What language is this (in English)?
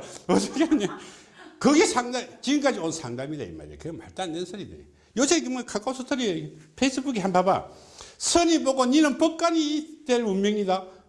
Korean